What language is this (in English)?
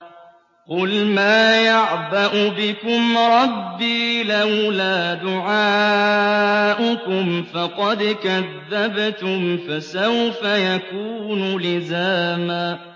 Arabic